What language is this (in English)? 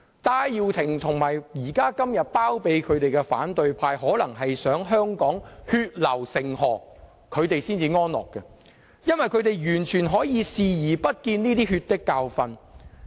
Cantonese